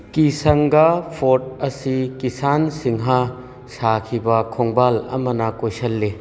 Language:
Manipuri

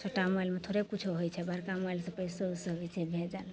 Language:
Maithili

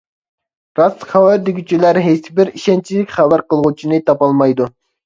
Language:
Uyghur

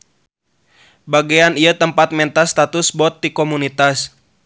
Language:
Sundanese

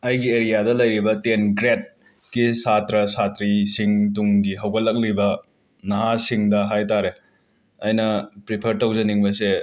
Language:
Manipuri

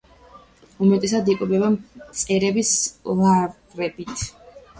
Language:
Georgian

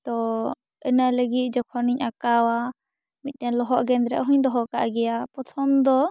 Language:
Santali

